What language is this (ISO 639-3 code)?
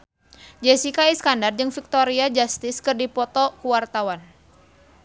sun